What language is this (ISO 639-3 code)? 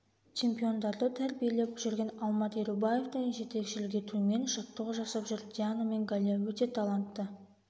kaz